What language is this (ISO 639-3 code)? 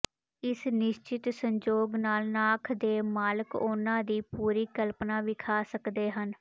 pan